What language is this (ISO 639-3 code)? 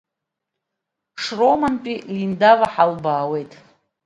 abk